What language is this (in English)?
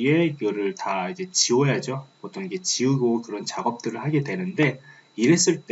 Korean